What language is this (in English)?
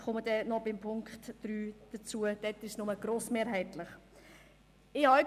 Swiss German